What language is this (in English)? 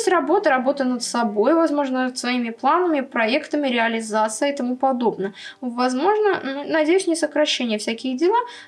Russian